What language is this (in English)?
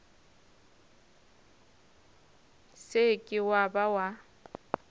Northern Sotho